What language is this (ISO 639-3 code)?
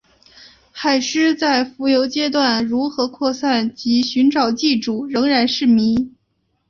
zho